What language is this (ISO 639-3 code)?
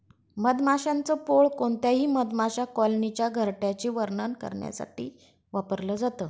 mar